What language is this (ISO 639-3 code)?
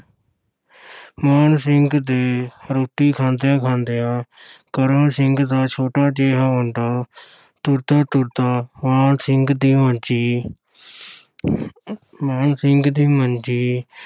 pan